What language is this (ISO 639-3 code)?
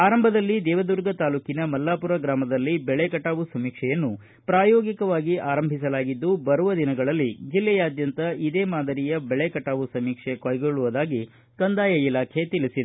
kan